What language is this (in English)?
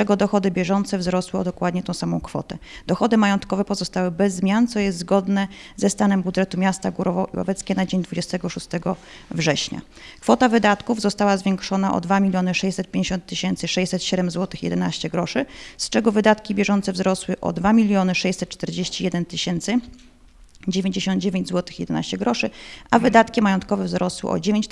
Polish